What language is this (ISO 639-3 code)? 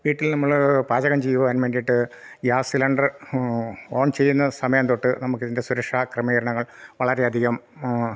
mal